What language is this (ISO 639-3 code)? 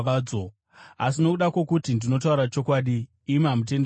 sna